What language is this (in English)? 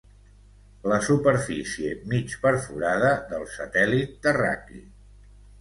Catalan